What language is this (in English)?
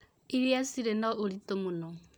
Kikuyu